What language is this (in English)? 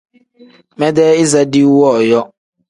Tem